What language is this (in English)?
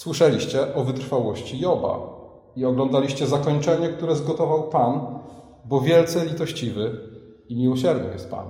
Polish